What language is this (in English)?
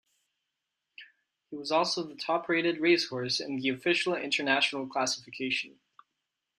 English